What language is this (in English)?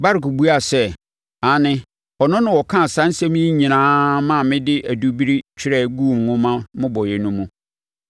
Akan